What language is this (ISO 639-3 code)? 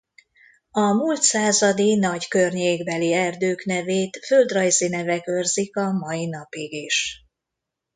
hun